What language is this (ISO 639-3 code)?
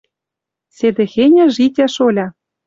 mrj